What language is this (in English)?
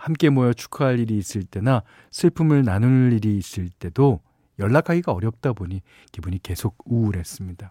Korean